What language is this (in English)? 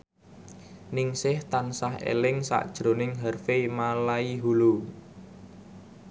Javanese